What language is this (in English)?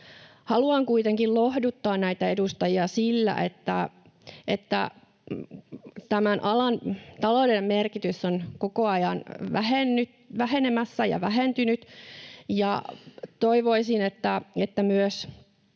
Finnish